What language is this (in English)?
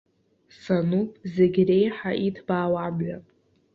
Abkhazian